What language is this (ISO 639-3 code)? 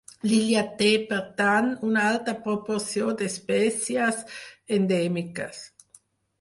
cat